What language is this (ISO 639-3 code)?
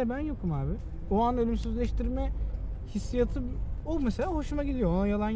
tur